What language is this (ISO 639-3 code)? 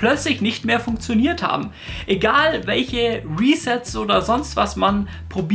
deu